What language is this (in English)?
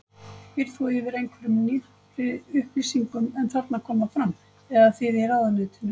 Icelandic